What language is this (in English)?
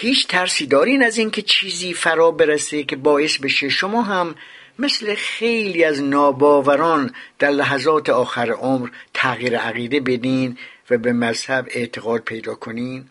Persian